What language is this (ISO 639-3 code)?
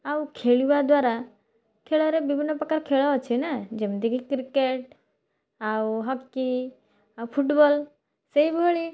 ori